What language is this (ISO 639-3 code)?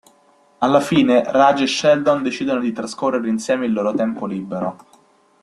ita